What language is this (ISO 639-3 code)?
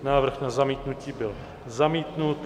ces